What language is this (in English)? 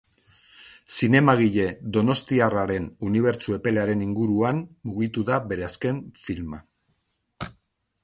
Basque